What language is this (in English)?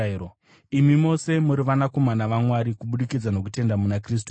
Shona